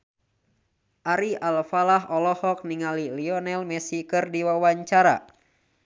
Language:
Sundanese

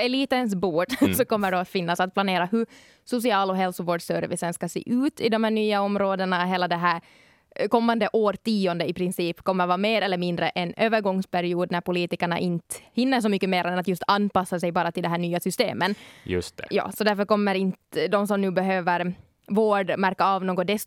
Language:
Swedish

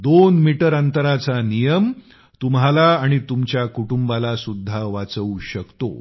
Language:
Marathi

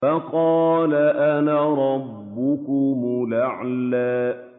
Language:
Arabic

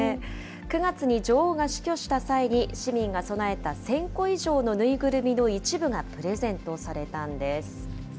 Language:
Japanese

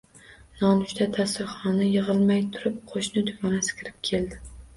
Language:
Uzbek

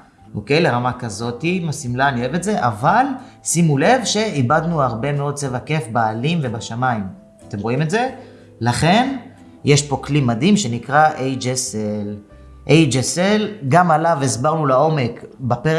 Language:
Hebrew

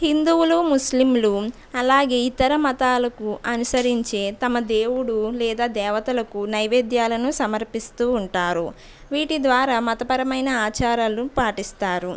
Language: Telugu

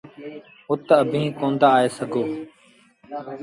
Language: Sindhi Bhil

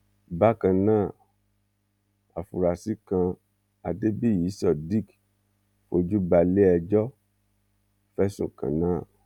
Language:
Yoruba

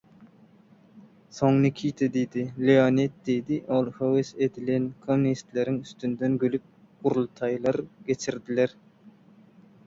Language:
Turkmen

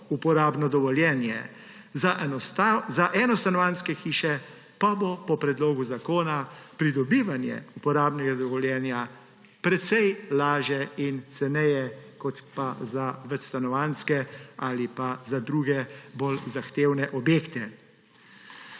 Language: Slovenian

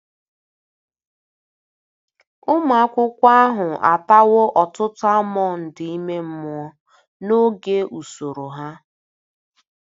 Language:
Igbo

